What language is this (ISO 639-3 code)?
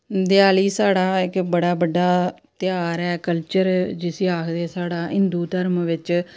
doi